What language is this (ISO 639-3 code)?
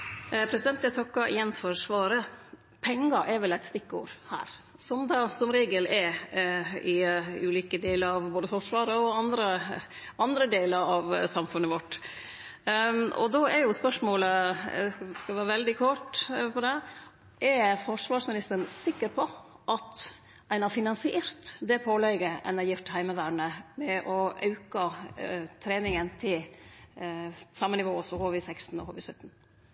nor